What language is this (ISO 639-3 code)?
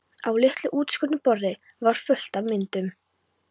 isl